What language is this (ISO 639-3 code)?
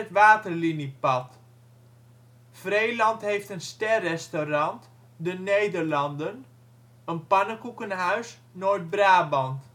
nld